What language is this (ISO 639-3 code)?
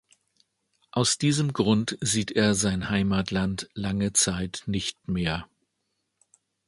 deu